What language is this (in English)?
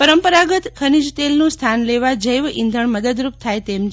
Gujarati